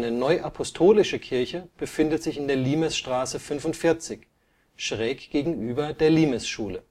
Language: German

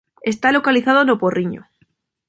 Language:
Galician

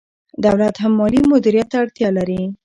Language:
Pashto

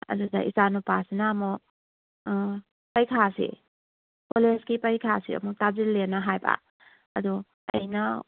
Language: Manipuri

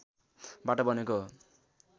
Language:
Nepali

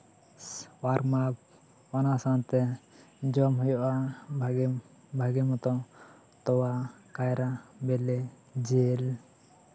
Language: Santali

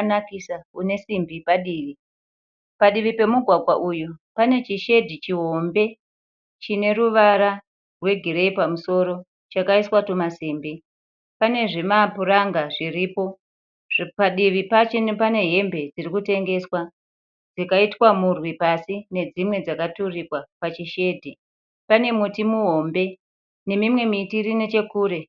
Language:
Shona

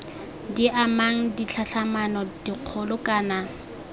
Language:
Tswana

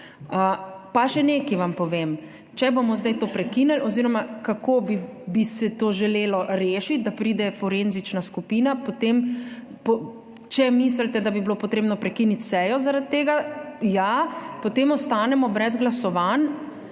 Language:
Slovenian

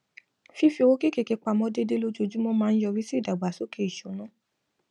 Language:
Yoruba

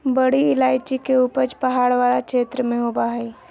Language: Magahi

